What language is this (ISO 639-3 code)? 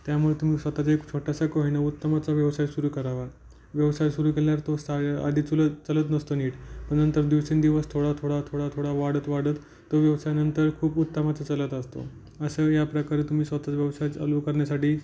mar